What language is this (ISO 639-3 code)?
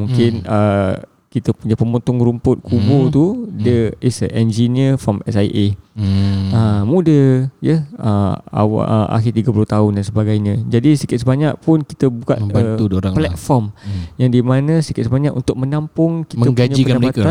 msa